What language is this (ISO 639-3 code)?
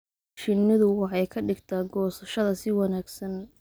som